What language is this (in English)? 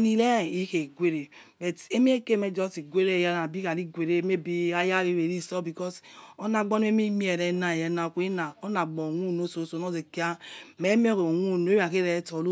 Yekhee